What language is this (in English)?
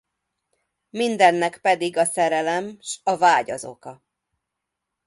Hungarian